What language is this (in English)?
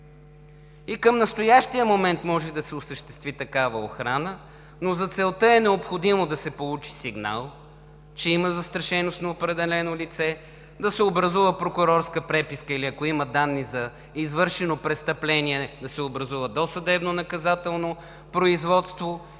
Bulgarian